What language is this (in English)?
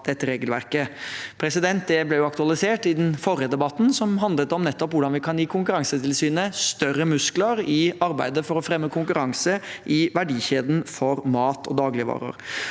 Norwegian